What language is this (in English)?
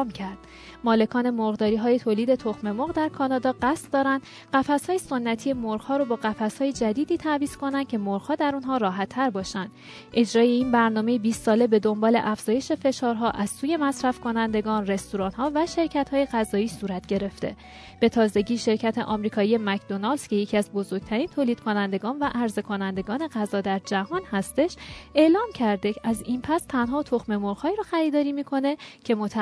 Persian